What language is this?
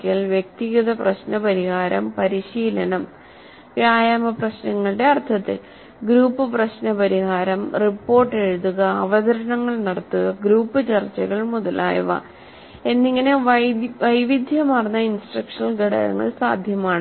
Malayalam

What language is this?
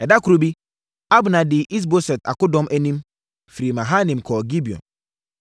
Akan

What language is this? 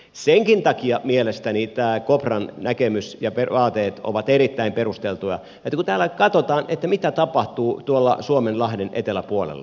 Finnish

